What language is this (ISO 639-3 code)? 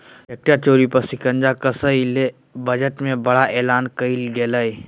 mag